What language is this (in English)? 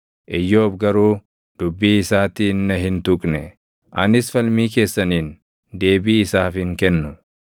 Oromo